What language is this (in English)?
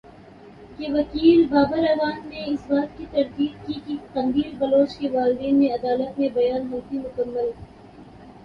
Urdu